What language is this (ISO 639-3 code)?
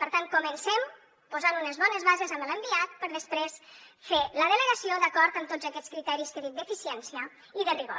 cat